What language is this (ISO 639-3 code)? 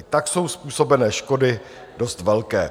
ces